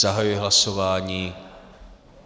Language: Czech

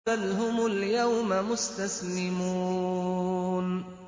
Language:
Arabic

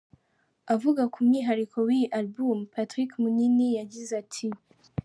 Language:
Kinyarwanda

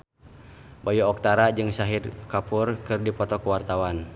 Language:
Sundanese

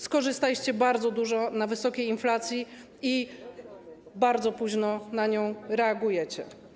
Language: Polish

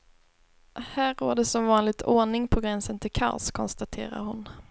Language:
Swedish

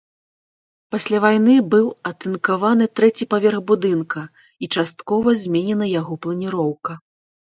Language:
Belarusian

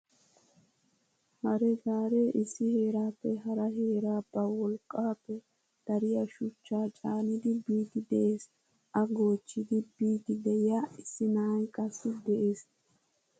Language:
Wolaytta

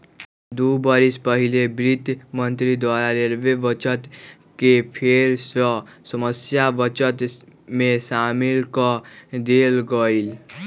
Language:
Magahi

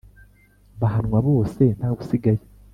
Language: Kinyarwanda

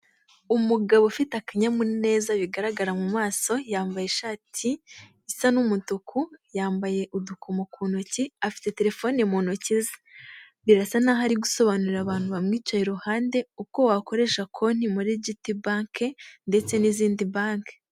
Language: Kinyarwanda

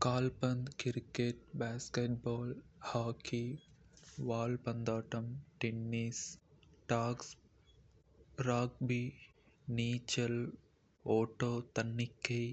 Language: Kota (India)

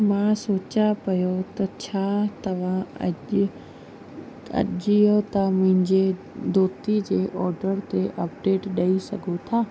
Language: Sindhi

